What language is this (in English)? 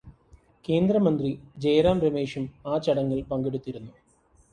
Malayalam